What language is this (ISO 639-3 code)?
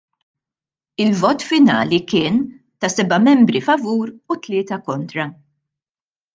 mlt